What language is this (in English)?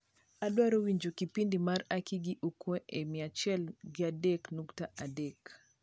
Luo (Kenya and Tanzania)